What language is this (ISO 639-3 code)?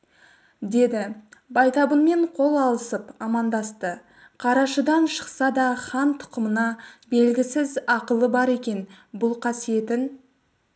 kaz